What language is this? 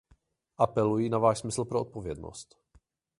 Czech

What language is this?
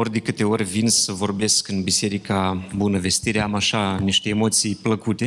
Romanian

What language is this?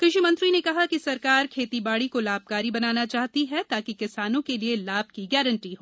Hindi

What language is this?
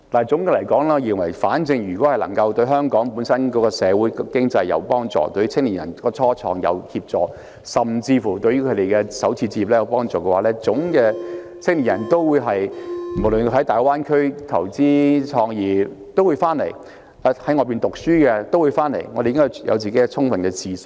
Cantonese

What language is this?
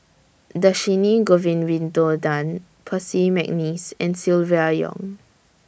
English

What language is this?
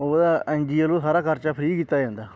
Punjabi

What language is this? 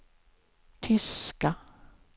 Swedish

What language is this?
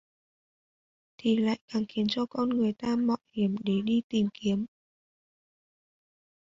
Vietnamese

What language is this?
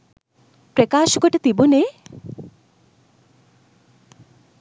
Sinhala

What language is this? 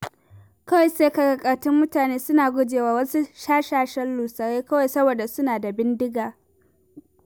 Hausa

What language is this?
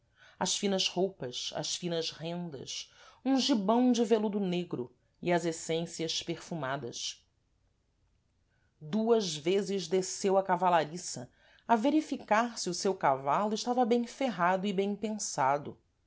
Portuguese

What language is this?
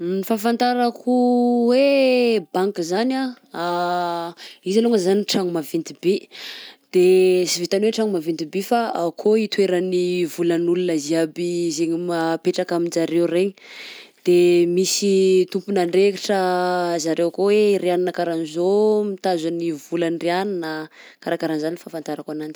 Southern Betsimisaraka Malagasy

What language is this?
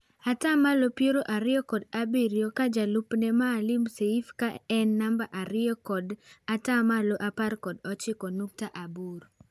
Luo (Kenya and Tanzania)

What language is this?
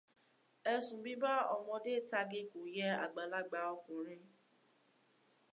Yoruba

